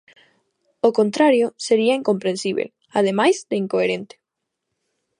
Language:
Galician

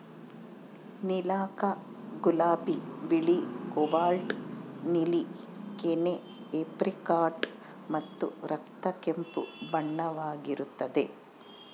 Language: Kannada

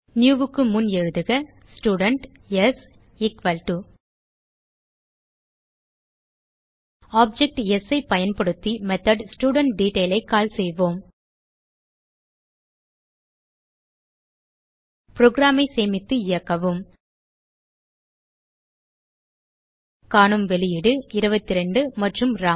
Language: Tamil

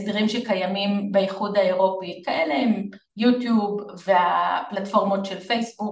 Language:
Hebrew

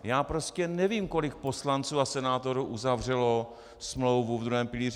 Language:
Czech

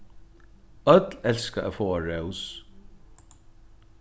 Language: Faroese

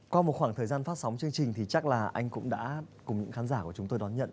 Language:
Vietnamese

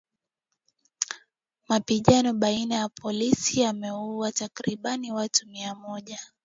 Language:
Swahili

